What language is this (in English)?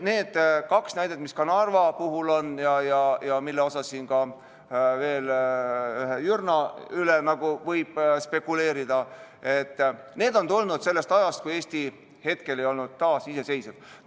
Estonian